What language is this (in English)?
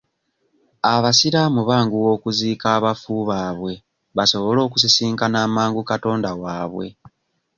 Ganda